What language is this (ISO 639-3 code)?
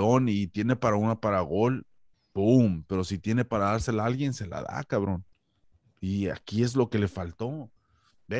spa